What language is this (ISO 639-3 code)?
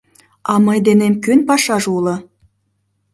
chm